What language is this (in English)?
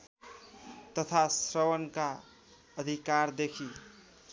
Nepali